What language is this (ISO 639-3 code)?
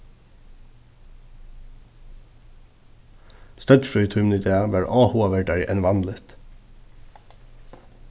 fao